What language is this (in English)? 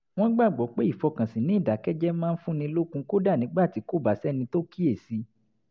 Yoruba